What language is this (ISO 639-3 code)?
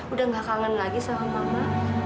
ind